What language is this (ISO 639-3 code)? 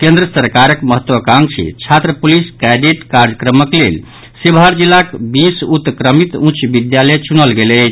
mai